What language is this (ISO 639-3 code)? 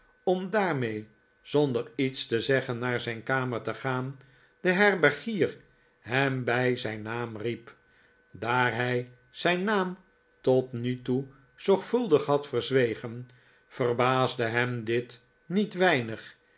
nld